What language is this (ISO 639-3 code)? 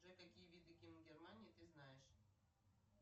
rus